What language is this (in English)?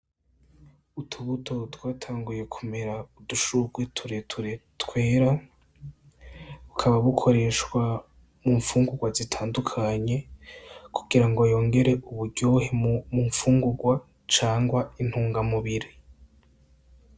Rundi